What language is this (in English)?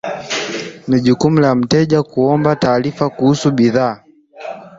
Swahili